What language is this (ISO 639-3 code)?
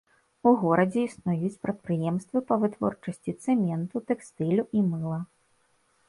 bel